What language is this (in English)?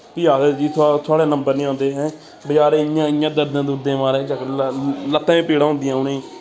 Dogri